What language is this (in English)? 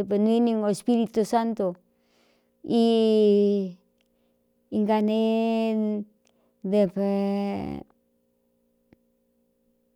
Cuyamecalco Mixtec